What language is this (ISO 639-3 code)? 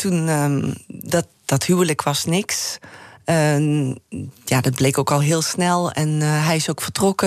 nld